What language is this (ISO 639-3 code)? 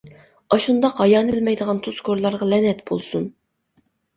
uig